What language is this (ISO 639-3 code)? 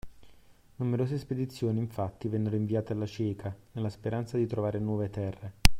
ita